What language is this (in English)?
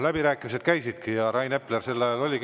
Estonian